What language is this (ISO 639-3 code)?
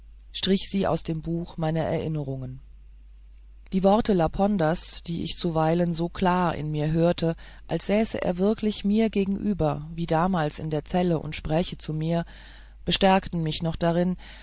deu